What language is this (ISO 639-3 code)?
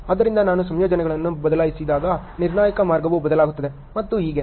kan